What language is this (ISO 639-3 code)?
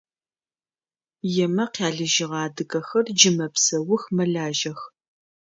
ady